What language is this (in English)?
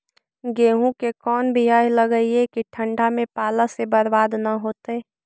Magahi